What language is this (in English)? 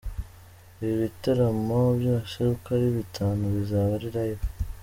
Kinyarwanda